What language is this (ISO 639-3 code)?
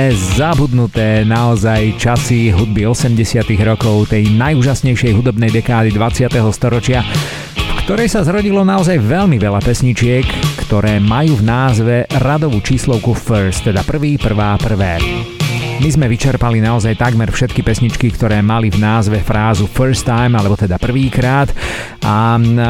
slk